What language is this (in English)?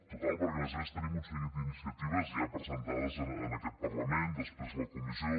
Catalan